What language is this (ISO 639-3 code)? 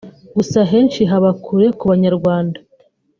kin